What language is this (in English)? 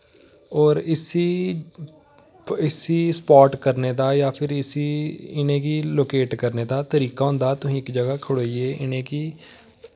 Dogri